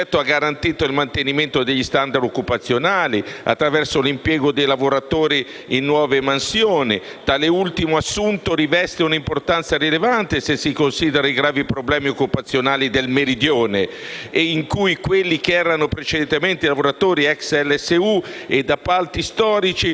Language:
Italian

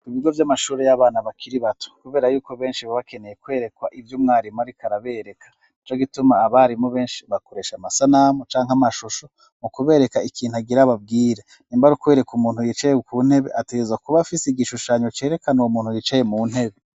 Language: Rundi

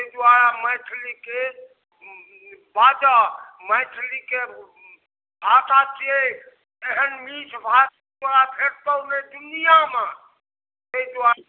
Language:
Maithili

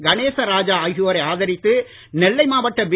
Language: Tamil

